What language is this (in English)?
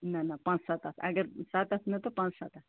Kashmiri